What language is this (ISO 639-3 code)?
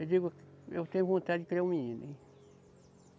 por